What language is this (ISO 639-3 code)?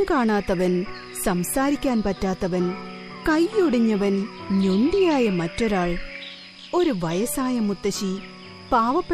mal